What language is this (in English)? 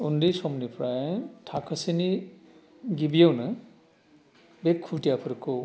Bodo